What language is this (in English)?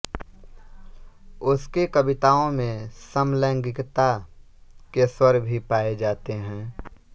Hindi